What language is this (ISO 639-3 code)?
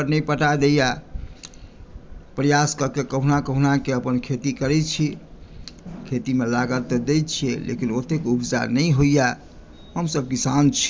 mai